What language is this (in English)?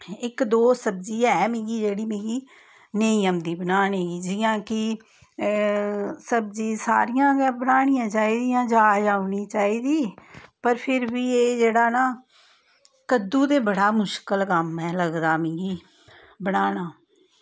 Dogri